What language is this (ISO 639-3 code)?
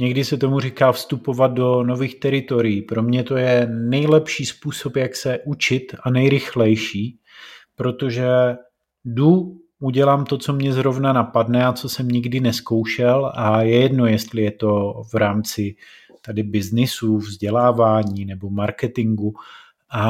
ces